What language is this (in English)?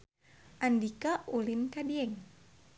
Sundanese